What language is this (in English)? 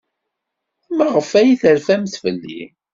Kabyle